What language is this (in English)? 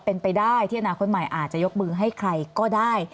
Thai